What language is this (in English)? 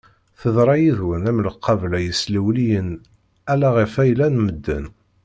Kabyle